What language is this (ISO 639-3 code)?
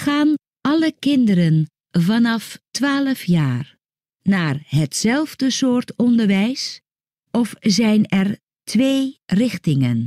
nld